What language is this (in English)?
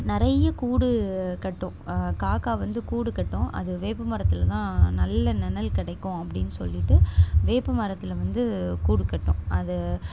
Tamil